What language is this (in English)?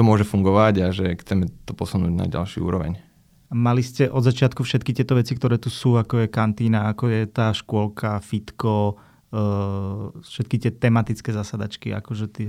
Slovak